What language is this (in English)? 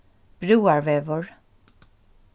Faroese